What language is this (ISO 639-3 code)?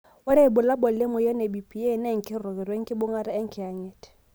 mas